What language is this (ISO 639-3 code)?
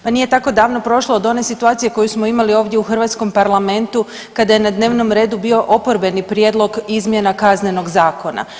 hrv